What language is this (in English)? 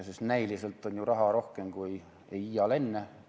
Estonian